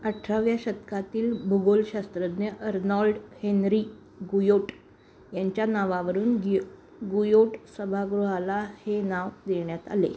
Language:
Marathi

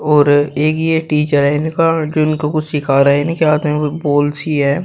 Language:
Hindi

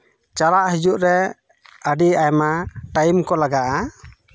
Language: Santali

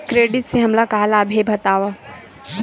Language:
Chhattisgarhi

